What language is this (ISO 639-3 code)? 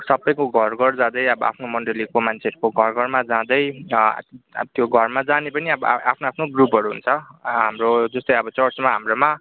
nep